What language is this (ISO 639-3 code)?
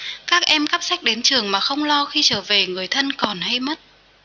vie